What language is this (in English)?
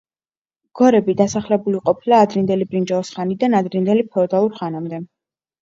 Georgian